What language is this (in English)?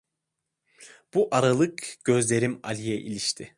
Turkish